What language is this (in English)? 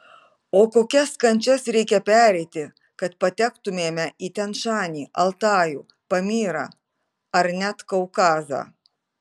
Lithuanian